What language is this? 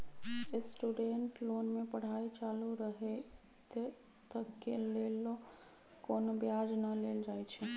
Magahi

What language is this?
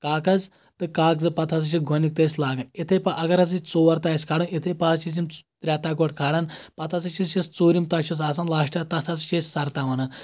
Kashmiri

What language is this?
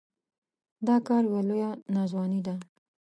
Pashto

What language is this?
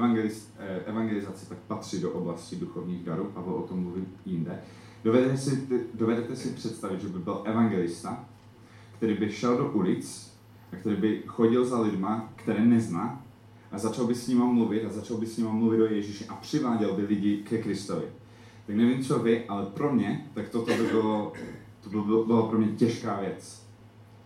Czech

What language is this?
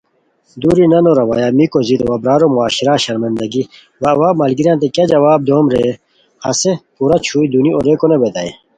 Khowar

